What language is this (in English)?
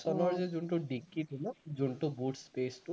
Assamese